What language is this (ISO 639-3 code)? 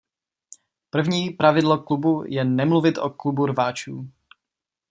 ces